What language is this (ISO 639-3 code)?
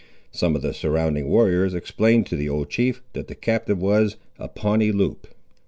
eng